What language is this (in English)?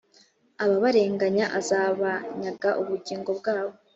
Kinyarwanda